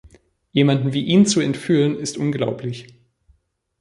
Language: German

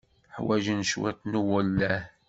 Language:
Kabyle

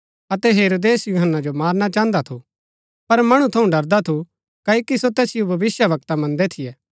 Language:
Gaddi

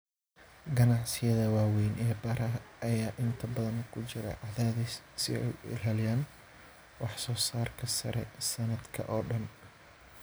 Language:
Somali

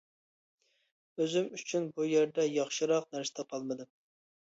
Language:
Uyghur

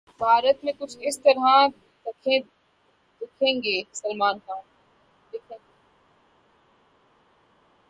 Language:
Urdu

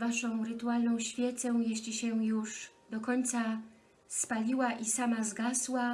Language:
Polish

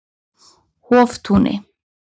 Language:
Icelandic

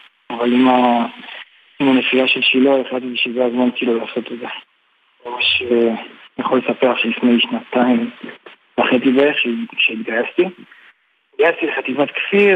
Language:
Hebrew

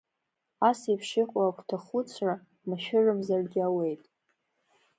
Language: Abkhazian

